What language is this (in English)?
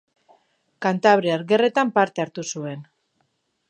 Basque